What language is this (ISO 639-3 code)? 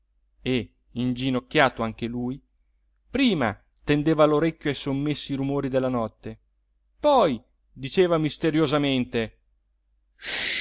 ita